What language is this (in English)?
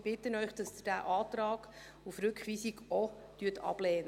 Swiss German